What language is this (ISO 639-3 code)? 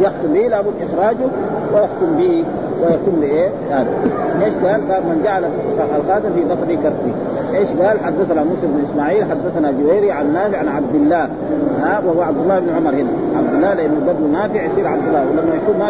ara